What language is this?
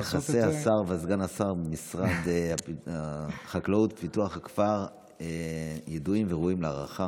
Hebrew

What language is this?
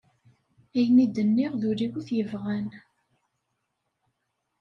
Kabyle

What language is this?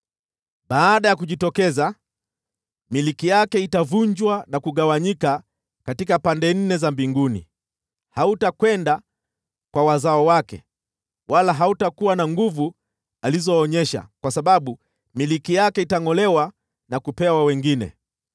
Swahili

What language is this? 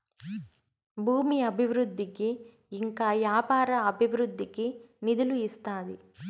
Telugu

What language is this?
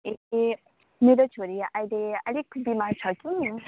Nepali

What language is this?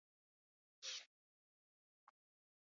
Central Kurdish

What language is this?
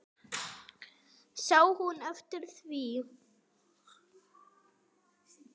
Icelandic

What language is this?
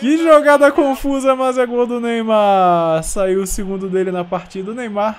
Portuguese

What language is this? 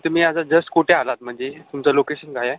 Marathi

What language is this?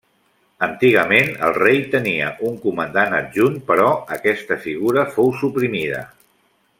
Catalan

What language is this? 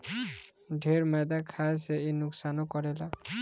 Bhojpuri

